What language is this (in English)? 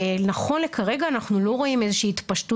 Hebrew